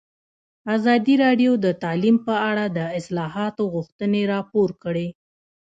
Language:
Pashto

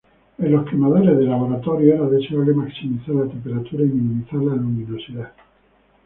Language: Spanish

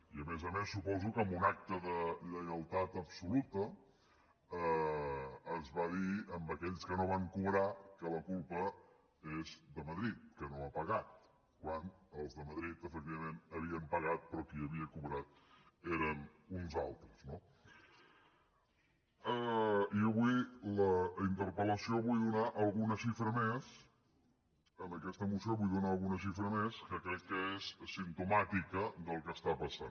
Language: Catalan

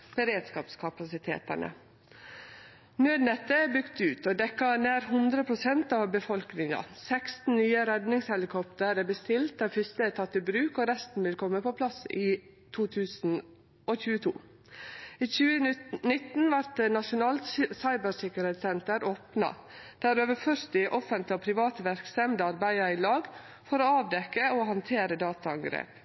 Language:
Norwegian Nynorsk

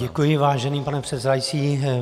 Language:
Czech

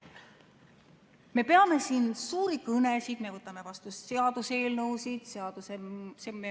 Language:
Estonian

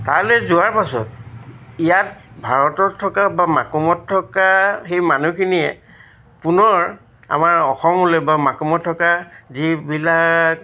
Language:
Assamese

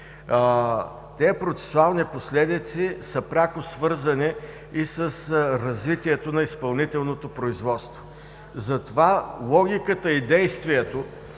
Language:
Bulgarian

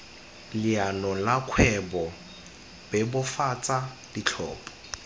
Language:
Tswana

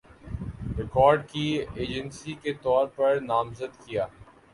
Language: Urdu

